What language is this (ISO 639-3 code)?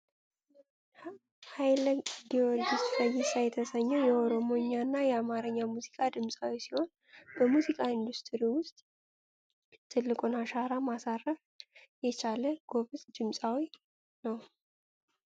amh